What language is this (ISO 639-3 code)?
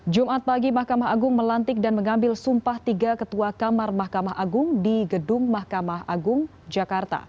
ind